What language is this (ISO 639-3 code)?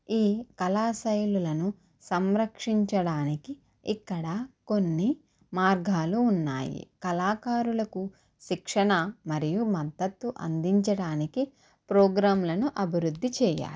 tel